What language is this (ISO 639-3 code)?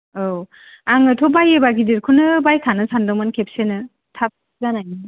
brx